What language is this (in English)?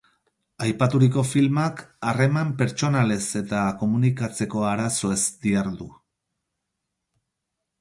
Basque